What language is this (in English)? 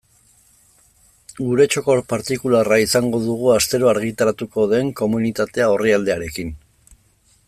Basque